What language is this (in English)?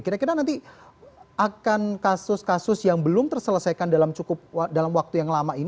Indonesian